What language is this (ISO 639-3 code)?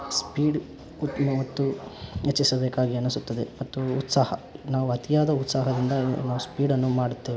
kan